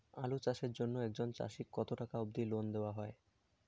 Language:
Bangla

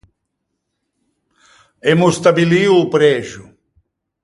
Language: Ligurian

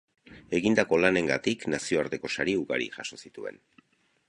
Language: Basque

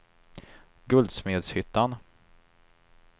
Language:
Swedish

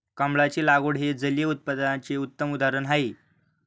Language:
Marathi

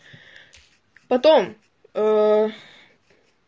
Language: Russian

